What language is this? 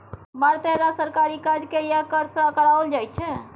Maithili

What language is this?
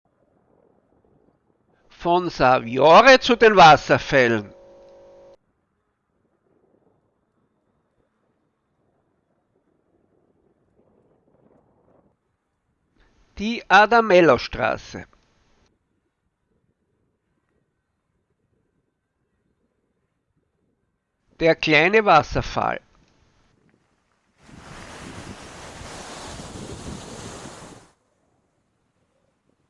German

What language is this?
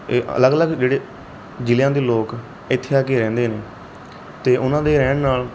Punjabi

